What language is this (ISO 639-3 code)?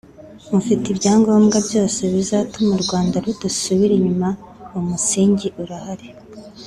kin